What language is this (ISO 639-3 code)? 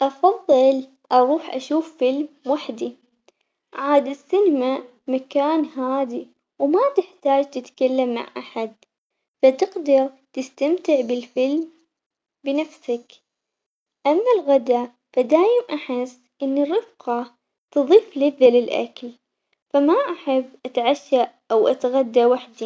acx